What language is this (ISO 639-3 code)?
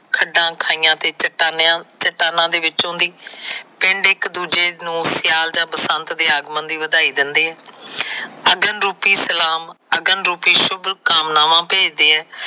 pan